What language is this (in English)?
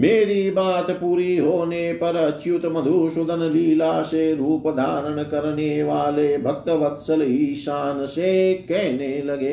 Hindi